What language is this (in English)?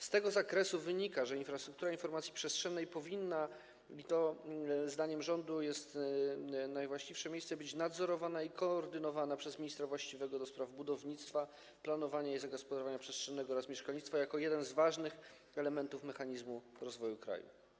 Polish